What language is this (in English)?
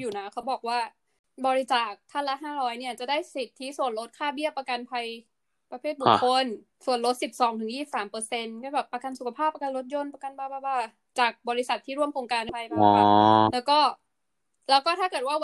Thai